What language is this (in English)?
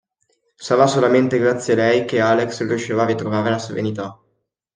Italian